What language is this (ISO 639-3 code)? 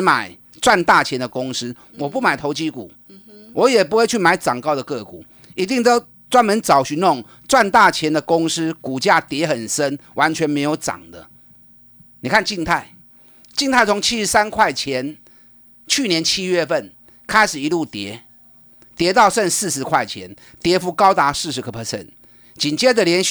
zho